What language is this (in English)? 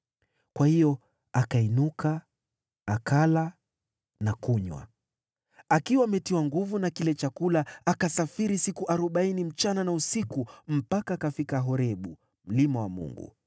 Swahili